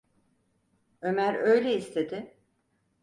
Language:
Turkish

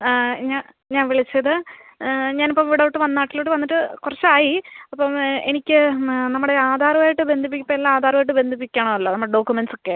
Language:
Malayalam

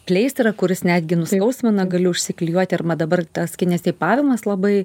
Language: Lithuanian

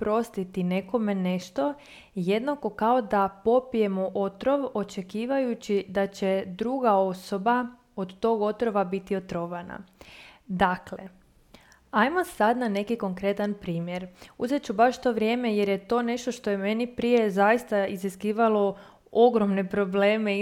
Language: Croatian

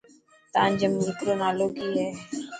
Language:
Dhatki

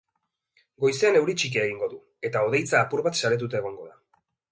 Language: Basque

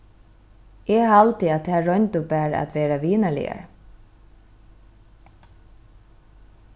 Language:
Faroese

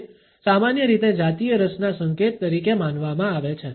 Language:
Gujarati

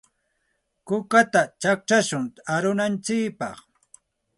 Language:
Santa Ana de Tusi Pasco Quechua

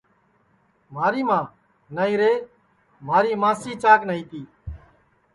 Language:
Sansi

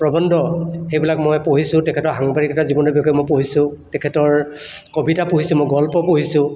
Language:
Assamese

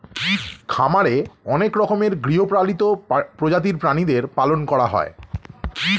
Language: Bangla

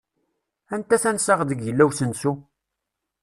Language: Kabyle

